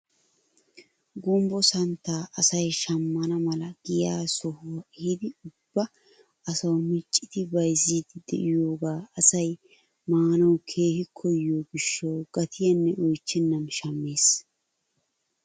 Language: Wolaytta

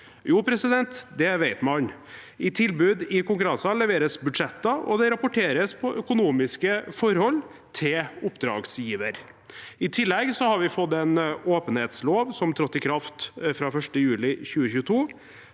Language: Norwegian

